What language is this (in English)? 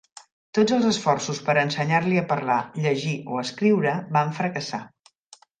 Catalan